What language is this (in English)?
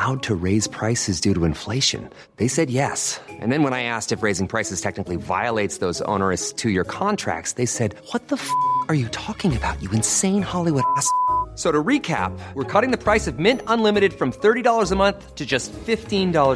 Filipino